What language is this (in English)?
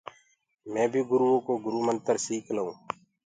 Gurgula